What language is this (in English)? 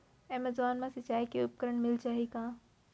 Chhattisgarhi